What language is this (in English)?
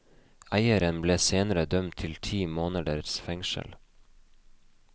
Norwegian